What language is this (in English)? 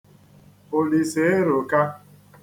Igbo